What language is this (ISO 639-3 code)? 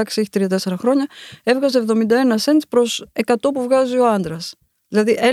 ell